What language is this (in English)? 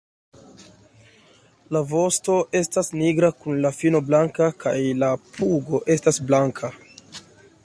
Esperanto